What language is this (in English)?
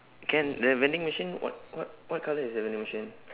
English